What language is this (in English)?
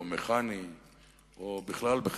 Hebrew